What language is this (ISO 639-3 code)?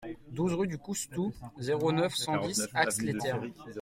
fra